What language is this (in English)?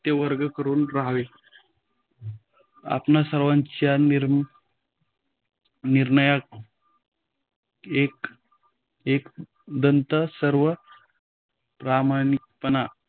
Marathi